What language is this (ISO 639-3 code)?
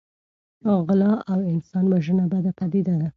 pus